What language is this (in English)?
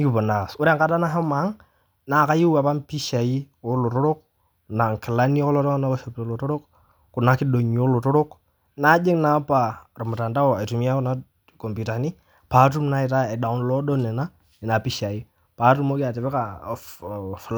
Masai